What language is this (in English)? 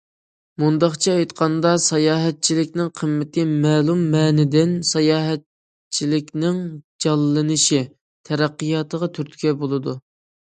Uyghur